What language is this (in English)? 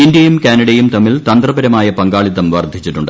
Malayalam